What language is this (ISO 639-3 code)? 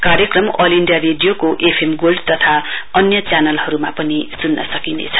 nep